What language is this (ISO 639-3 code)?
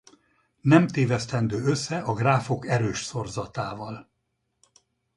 hun